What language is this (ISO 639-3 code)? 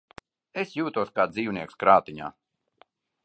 lav